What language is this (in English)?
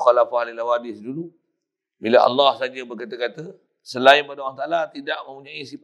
Malay